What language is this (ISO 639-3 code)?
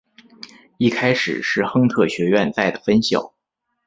zho